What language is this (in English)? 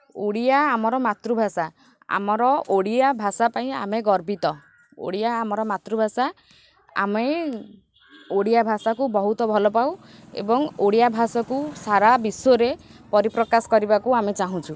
Odia